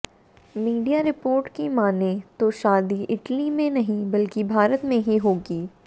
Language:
Hindi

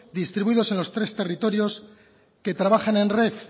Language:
Spanish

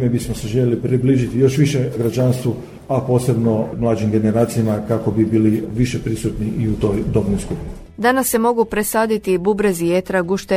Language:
Croatian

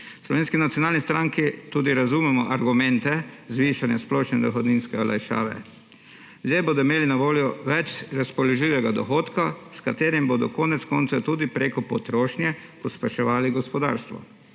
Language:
Slovenian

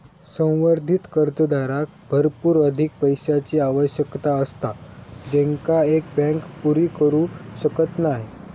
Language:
Marathi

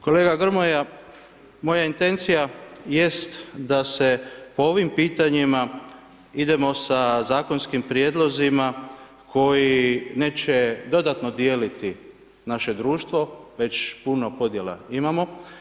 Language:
Croatian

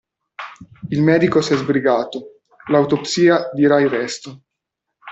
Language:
Italian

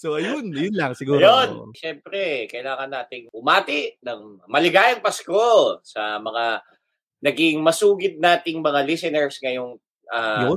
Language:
Filipino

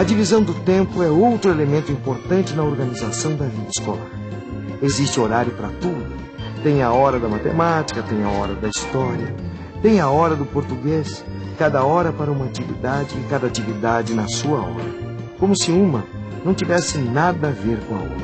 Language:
Portuguese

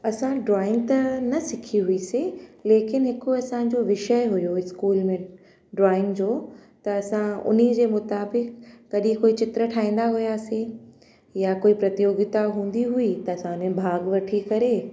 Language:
Sindhi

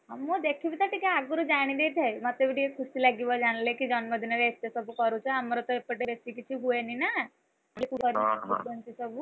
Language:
Odia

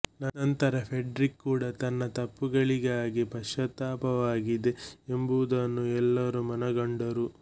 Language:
Kannada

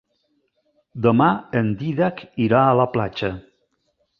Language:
Catalan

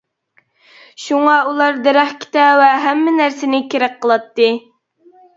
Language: Uyghur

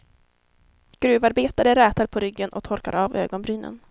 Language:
Swedish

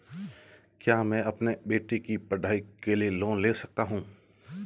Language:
Hindi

